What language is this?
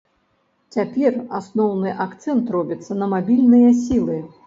Belarusian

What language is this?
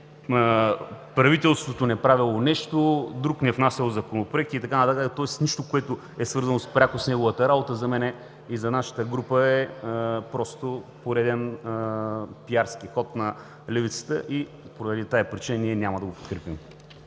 Bulgarian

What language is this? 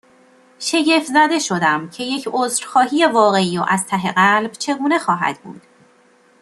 Persian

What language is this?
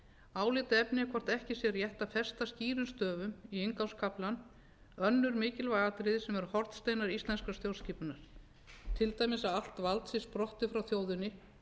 Icelandic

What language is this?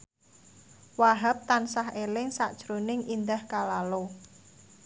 Javanese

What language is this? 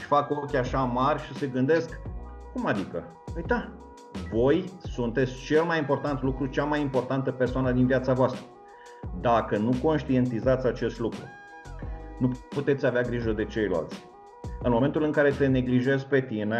Romanian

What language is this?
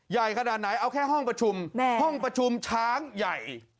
Thai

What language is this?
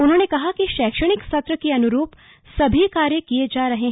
Hindi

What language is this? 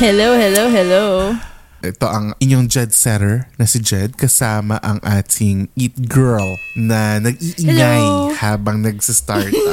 Filipino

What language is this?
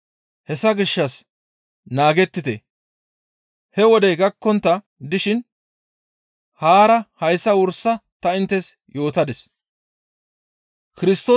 Gamo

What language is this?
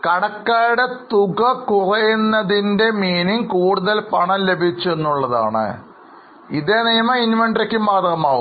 Malayalam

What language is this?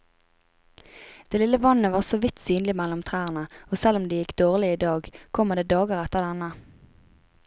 Norwegian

